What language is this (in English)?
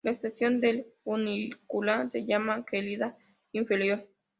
Spanish